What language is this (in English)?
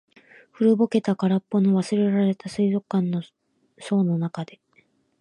Japanese